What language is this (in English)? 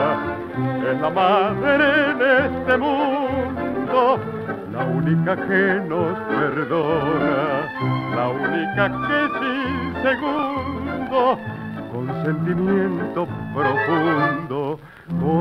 Romanian